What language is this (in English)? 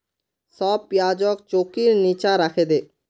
Magahi